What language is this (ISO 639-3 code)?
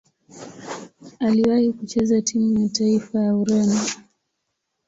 swa